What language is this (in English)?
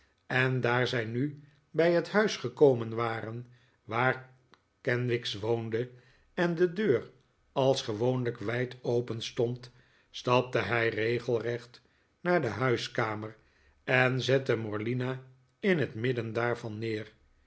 Dutch